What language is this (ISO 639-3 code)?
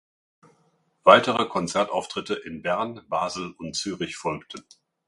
deu